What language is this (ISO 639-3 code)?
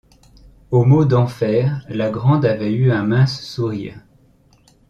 fra